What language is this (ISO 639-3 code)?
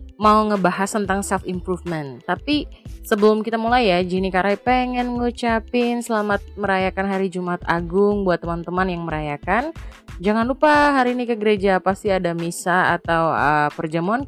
ind